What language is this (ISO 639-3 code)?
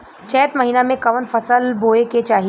bho